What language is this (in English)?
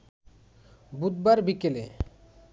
Bangla